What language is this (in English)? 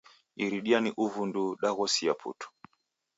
Taita